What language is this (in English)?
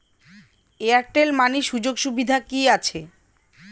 Bangla